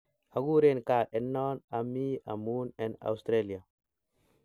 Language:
Kalenjin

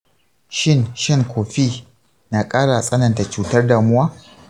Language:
Hausa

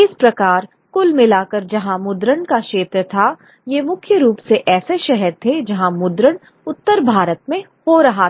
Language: Hindi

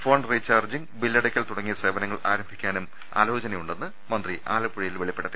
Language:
Malayalam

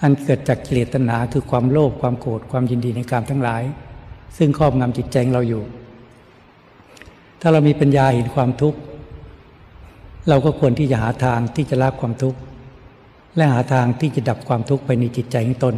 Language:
Thai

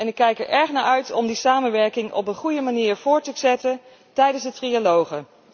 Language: Dutch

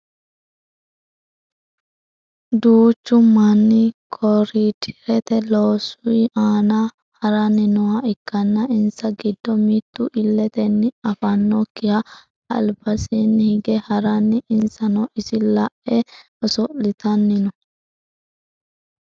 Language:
Sidamo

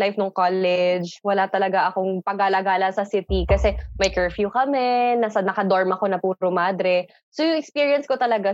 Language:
Filipino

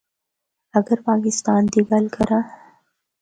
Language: Northern Hindko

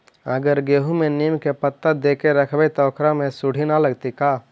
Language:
Magahi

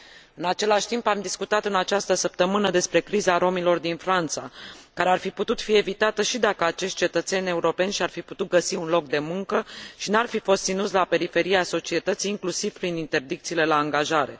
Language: Romanian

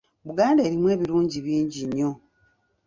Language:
Ganda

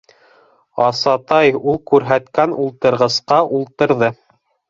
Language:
Bashkir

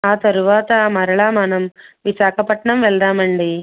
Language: Telugu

